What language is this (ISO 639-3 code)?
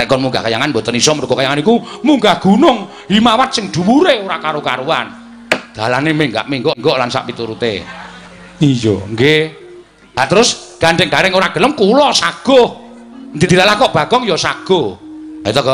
ind